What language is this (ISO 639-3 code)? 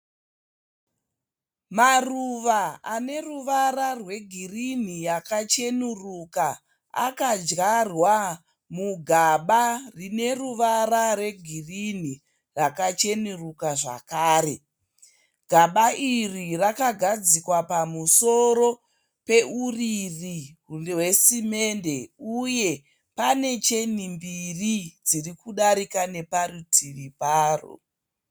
sna